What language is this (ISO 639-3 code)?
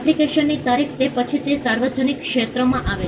guj